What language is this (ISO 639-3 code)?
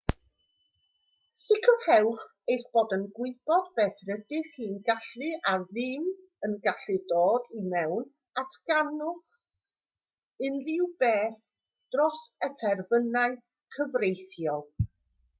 cym